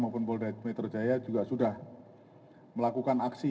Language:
Indonesian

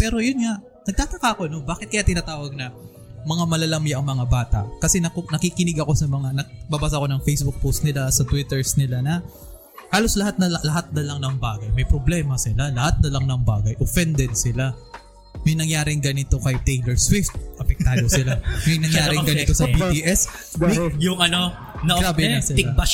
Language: Filipino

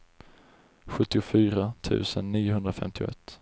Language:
Swedish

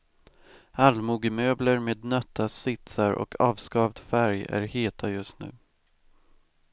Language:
Swedish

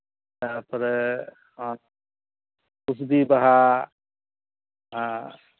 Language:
Santali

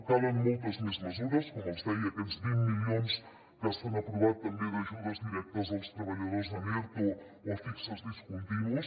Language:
Catalan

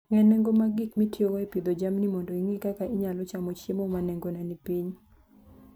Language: Luo (Kenya and Tanzania)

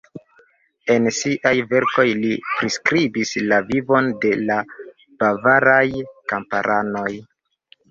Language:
Esperanto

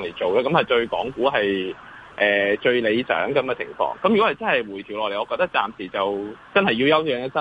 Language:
Chinese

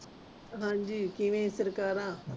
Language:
Punjabi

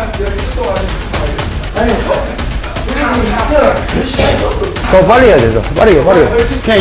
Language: Korean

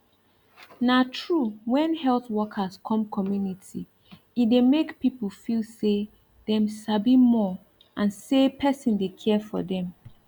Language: Nigerian Pidgin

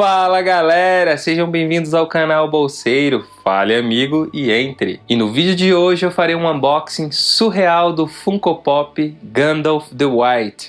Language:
Portuguese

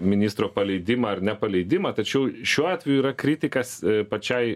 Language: Lithuanian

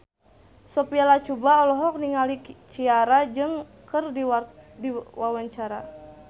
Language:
Sundanese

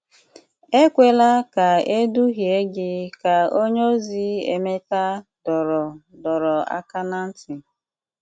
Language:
Igbo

